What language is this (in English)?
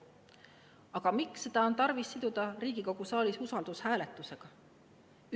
Estonian